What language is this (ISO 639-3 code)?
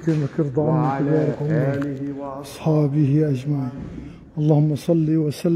ara